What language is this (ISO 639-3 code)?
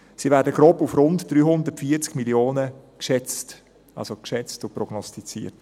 gsw